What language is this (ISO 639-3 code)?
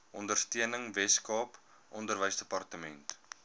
afr